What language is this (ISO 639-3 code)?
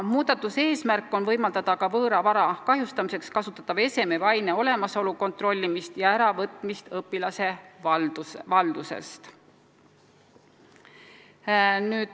est